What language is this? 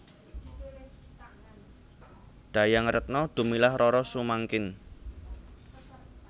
Javanese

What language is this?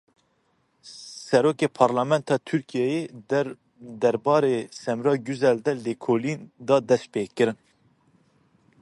Kurdish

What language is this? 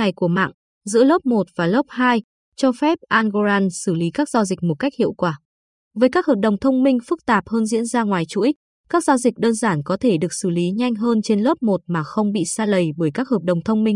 Vietnamese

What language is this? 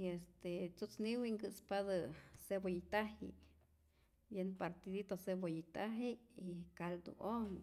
Rayón Zoque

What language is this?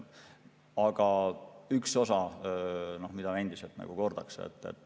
Estonian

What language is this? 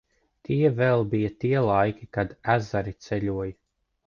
Latvian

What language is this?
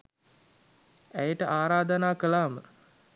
Sinhala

